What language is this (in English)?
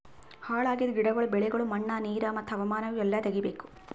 Kannada